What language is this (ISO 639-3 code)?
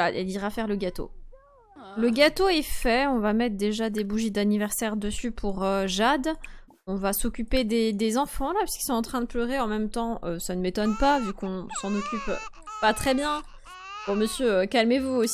fra